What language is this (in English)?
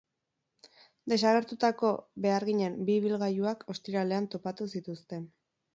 Basque